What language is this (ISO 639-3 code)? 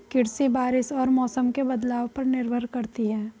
hin